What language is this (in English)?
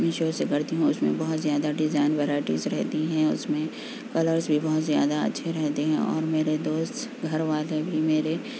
Urdu